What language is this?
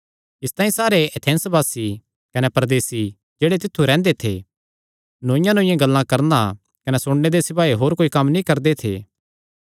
Kangri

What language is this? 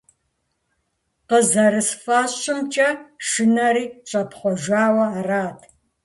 Kabardian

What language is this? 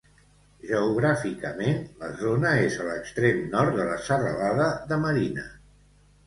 Catalan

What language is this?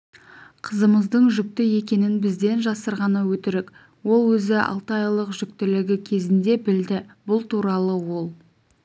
Kazakh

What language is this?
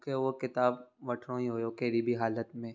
Sindhi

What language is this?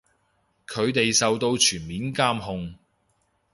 Cantonese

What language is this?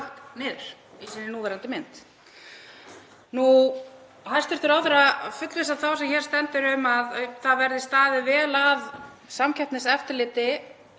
Icelandic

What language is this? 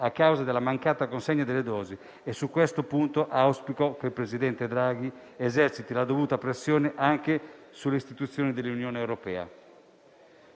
Italian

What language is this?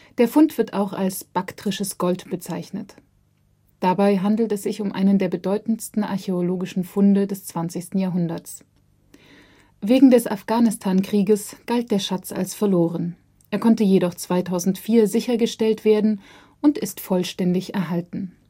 German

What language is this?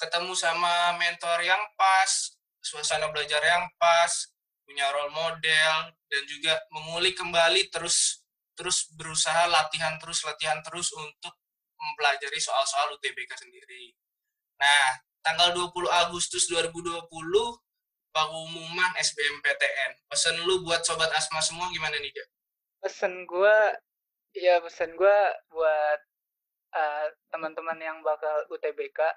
Indonesian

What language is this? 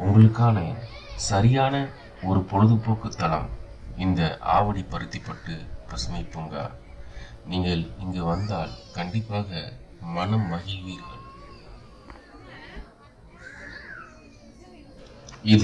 Arabic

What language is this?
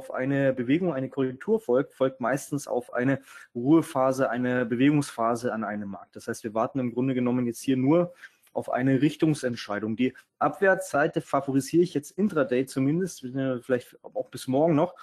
German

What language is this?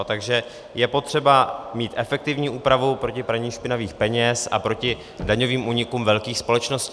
Czech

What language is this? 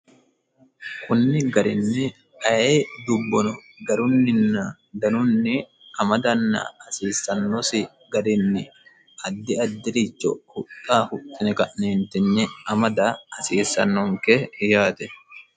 Sidamo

